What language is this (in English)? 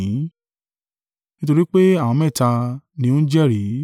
Yoruba